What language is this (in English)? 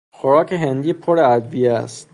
Persian